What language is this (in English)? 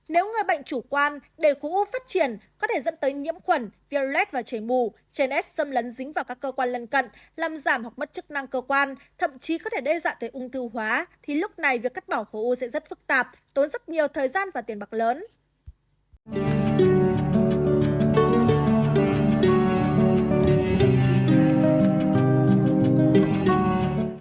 Vietnamese